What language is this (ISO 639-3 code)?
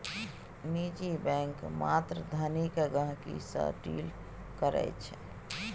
mai